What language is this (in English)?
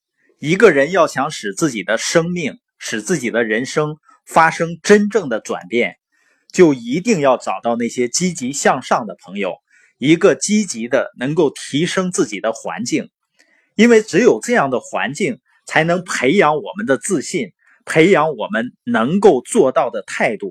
Chinese